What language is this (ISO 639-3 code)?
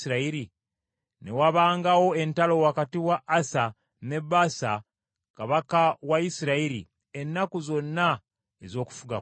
lug